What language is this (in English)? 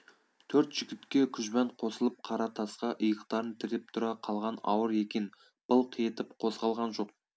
Kazakh